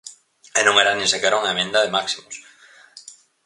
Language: Galician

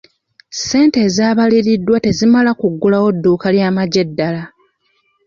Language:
Ganda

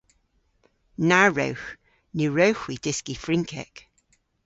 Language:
Cornish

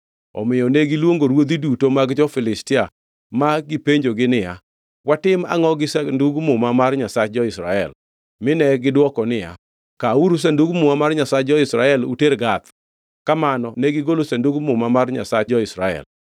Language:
Luo (Kenya and Tanzania)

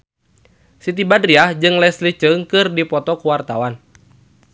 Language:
Sundanese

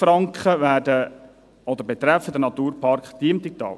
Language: Swiss German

